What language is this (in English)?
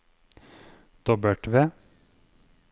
Norwegian